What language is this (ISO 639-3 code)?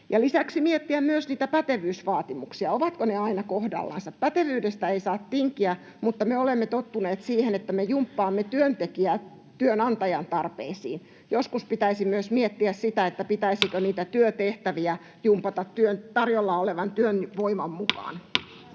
fin